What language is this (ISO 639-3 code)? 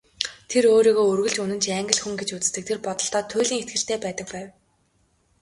mon